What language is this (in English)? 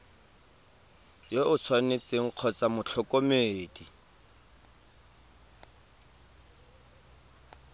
Tswana